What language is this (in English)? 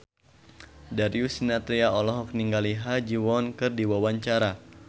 Sundanese